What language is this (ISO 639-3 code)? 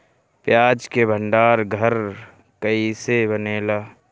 bho